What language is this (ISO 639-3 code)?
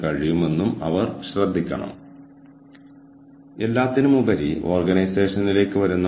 mal